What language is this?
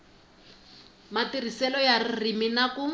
Tsonga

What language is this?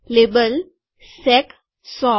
Gujarati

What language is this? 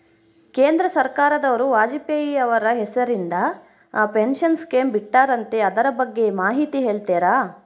Kannada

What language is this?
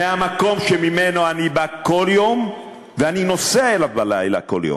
Hebrew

